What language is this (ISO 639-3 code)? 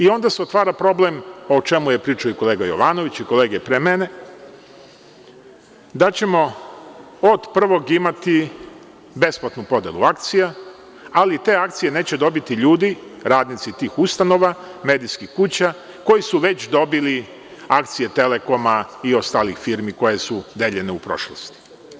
srp